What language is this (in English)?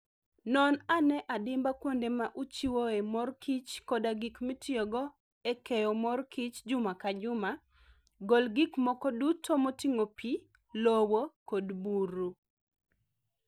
Luo (Kenya and Tanzania)